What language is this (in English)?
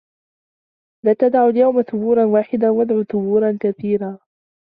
Arabic